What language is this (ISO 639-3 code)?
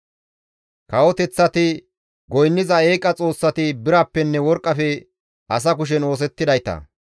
gmv